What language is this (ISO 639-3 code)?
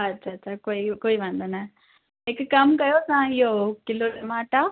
snd